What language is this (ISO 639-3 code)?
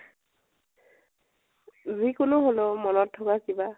asm